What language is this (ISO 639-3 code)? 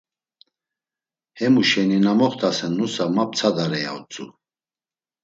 lzz